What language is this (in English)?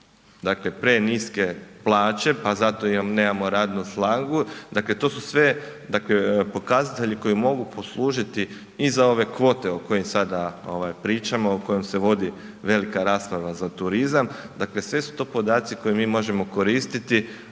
Croatian